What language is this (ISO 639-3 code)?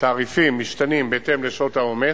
heb